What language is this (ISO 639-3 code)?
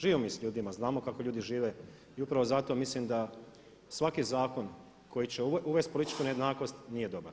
hrv